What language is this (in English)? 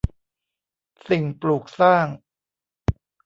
Thai